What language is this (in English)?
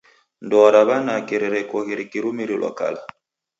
Taita